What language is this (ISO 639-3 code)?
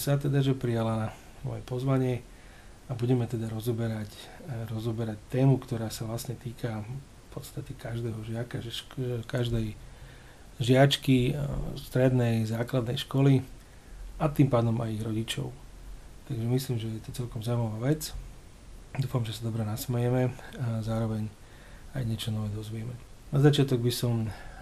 slk